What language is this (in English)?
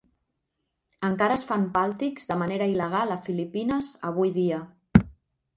Catalan